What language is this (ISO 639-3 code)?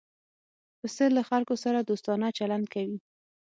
pus